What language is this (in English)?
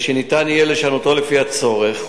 Hebrew